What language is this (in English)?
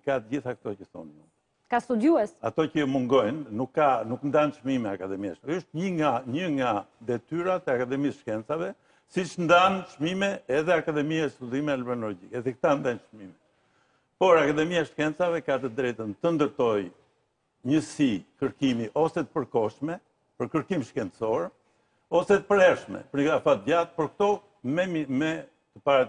Romanian